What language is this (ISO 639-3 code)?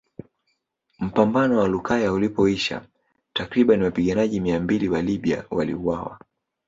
swa